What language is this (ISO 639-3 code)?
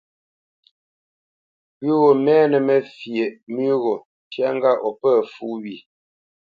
bce